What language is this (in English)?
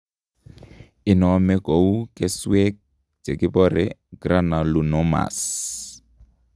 Kalenjin